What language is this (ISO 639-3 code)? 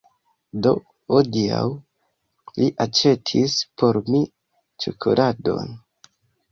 epo